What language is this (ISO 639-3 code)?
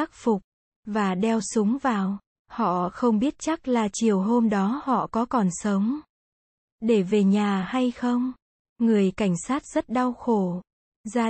vie